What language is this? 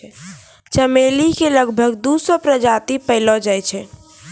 Maithili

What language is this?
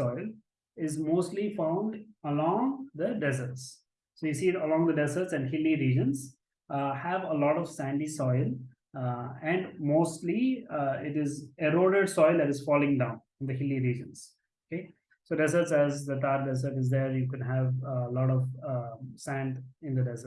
English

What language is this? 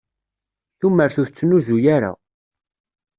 Kabyle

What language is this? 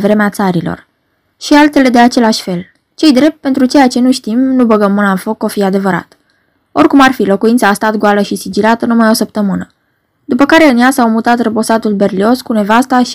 Romanian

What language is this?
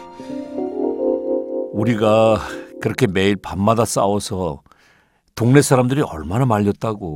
Korean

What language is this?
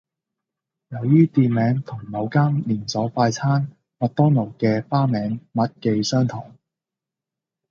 Cantonese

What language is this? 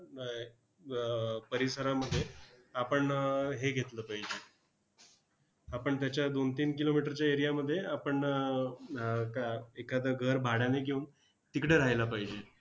Marathi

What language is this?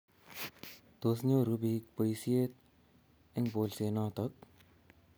Kalenjin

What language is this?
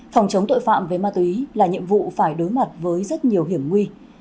Vietnamese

